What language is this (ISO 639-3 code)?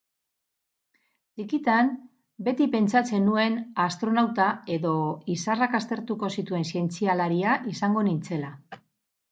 eus